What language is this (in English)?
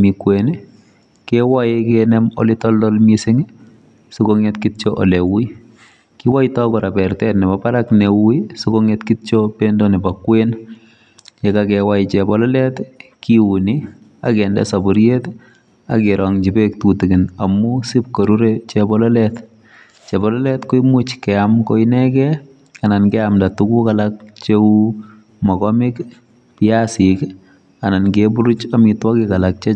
Kalenjin